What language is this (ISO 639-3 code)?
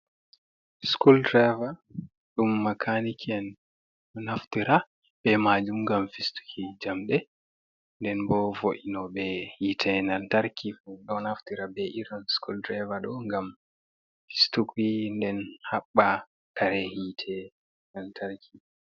ful